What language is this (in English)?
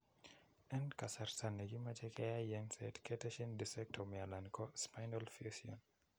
Kalenjin